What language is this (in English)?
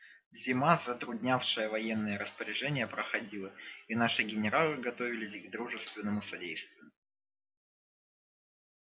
Russian